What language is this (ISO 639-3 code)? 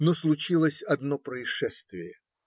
rus